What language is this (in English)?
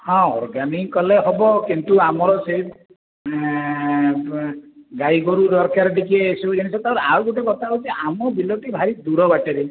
Odia